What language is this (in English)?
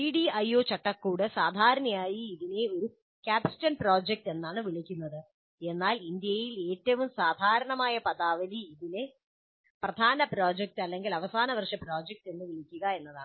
Malayalam